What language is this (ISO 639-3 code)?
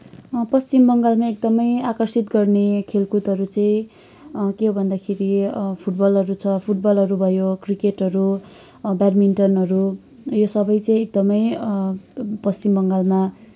nep